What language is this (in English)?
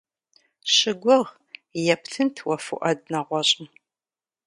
Kabardian